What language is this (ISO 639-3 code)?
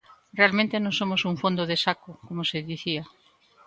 glg